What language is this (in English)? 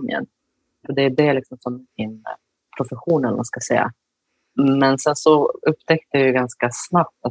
Swedish